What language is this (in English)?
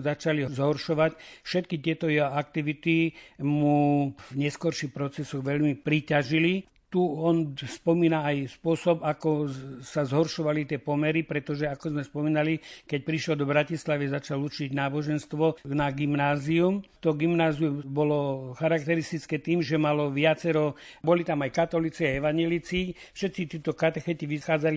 Slovak